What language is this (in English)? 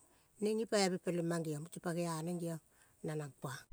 Kol (Papua New Guinea)